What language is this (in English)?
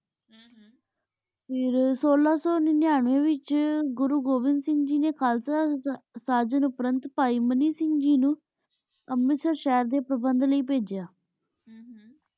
Punjabi